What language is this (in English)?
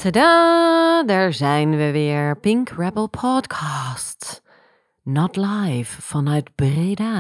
Dutch